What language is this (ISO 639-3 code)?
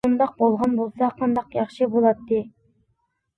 uig